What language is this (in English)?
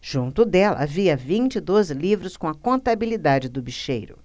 Portuguese